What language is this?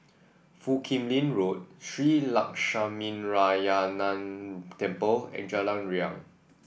English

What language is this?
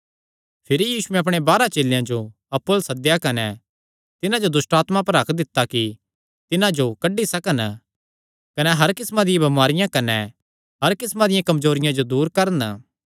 Kangri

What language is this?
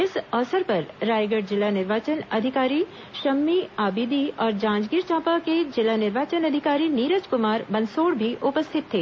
Hindi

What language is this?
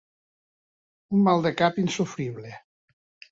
Catalan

